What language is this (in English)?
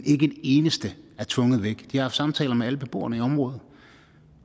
Danish